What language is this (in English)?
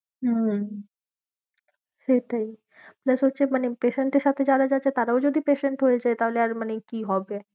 Bangla